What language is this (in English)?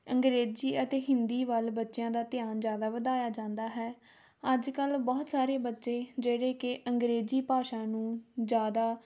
Punjabi